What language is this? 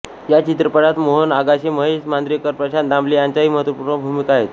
Marathi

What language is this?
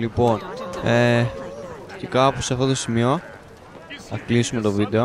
Greek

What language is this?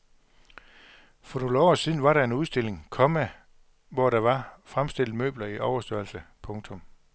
Danish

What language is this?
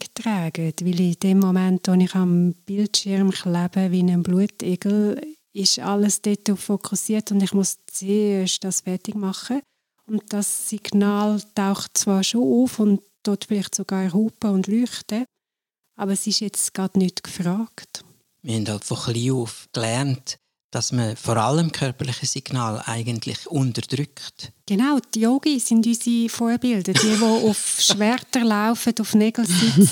German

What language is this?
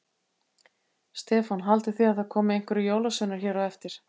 Icelandic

